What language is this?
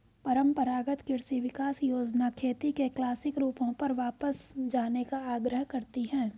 Hindi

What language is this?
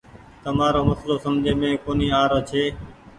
Goaria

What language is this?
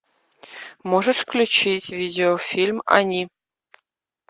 Russian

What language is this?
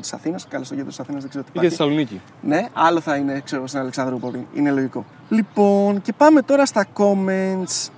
Greek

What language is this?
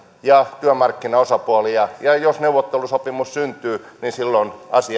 Finnish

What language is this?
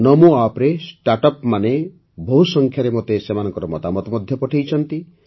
Odia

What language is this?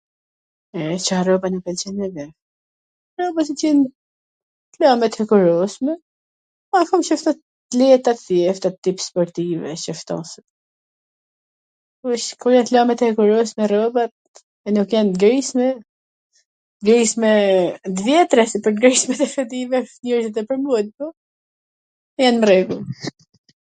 Gheg Albanian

